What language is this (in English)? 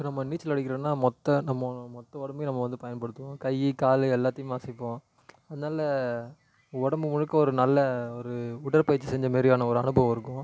Tamil